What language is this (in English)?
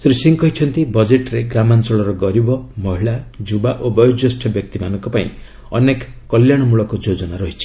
Odia